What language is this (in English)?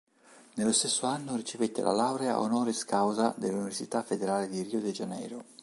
Italian